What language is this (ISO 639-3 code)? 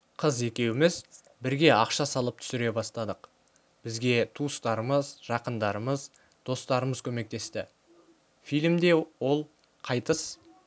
kaz